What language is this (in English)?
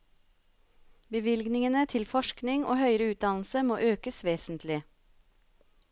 Norwegian